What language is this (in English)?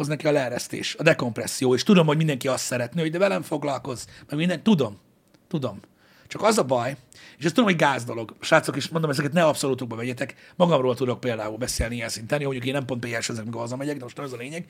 Hungarian